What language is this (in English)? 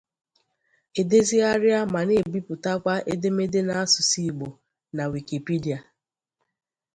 Igbo